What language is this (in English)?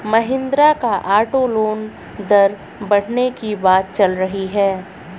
Hindi